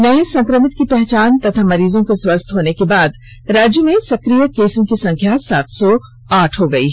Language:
Hindi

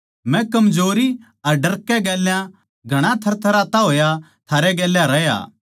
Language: Haryanvi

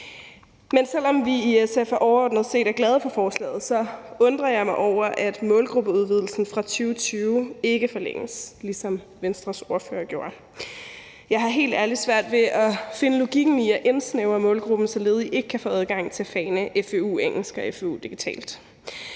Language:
Danish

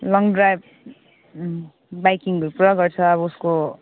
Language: Nepali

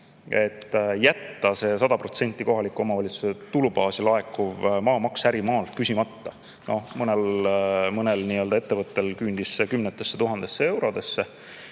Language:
Estonian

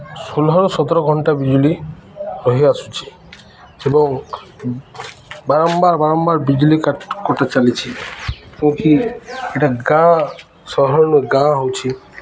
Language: Odia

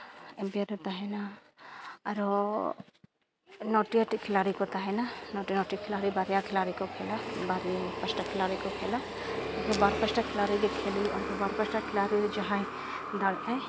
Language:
Santali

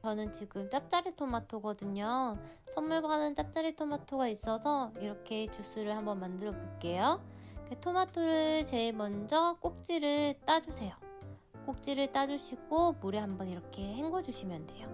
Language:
Korean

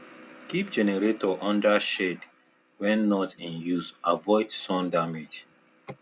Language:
Nigerian Pidgin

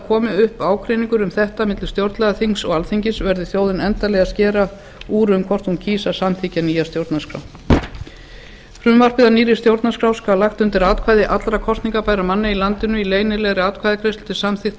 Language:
Icelandic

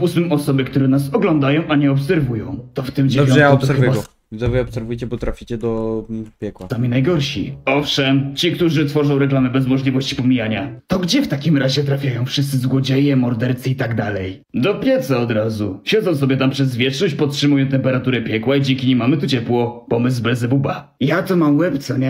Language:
Polish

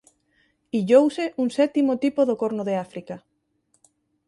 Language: Galician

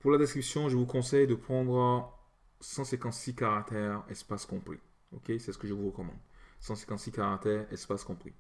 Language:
French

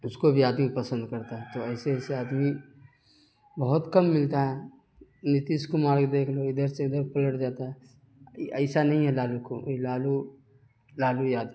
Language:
Urdu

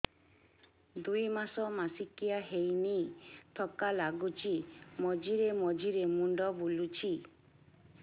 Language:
Odia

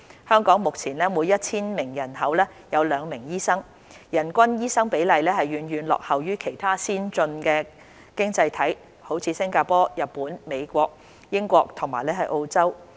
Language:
Cantonese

